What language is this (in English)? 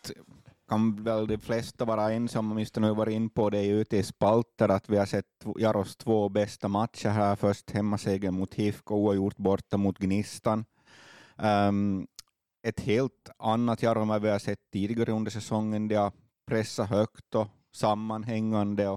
Swedish